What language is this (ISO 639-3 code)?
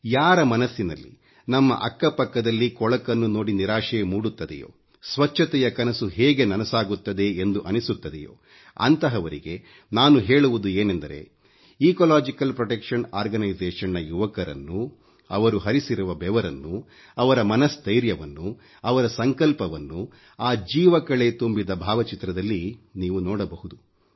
kan